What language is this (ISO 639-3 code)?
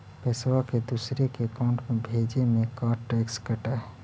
mag